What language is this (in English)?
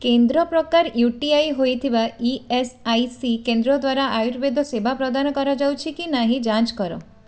Odia